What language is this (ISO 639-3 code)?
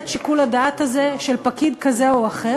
heb